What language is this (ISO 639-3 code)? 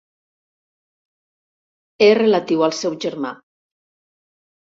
cat